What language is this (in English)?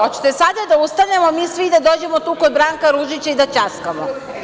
Serbian